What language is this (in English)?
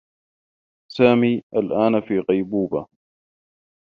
Arabic